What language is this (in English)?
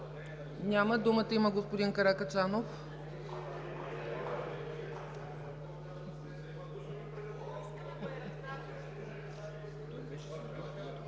Bulgarian